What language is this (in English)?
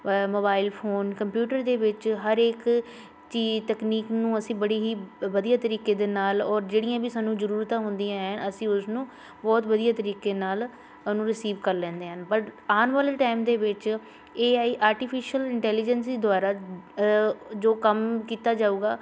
Punjabi